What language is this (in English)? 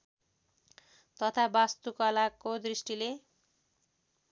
Nepali